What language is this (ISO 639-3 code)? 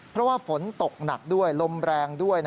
tha